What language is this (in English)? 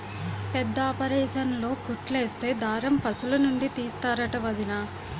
Telugu